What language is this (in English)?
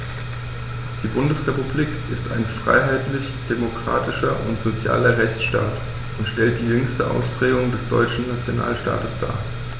German